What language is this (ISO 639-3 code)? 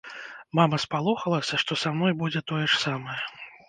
bel